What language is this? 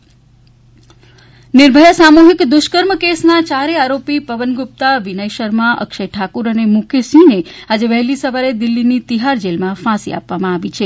Gujarati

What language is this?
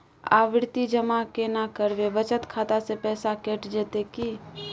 Maithili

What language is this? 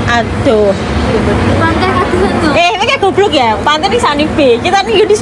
Indonesian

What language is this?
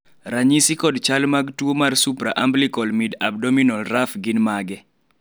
Luo (Kenya and Tanzania)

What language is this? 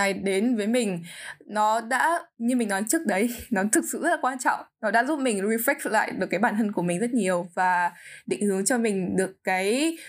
Vietnamese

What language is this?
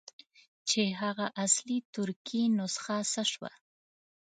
Pashto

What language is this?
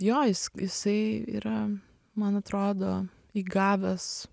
Lithuanian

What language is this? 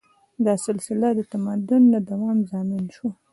Pashto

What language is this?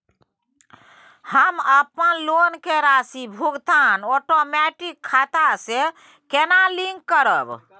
Maithili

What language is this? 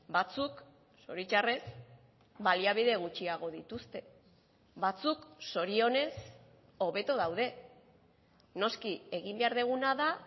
Basque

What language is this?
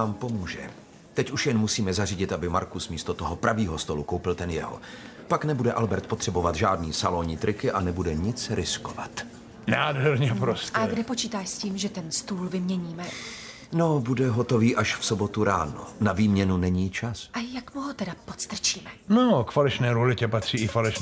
Czech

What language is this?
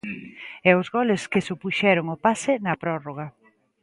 Galician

